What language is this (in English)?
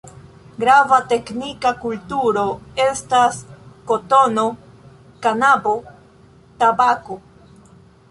Esperanto